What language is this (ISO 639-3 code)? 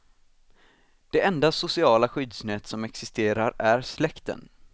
swe